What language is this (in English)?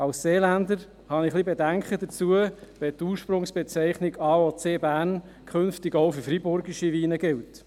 Swiss German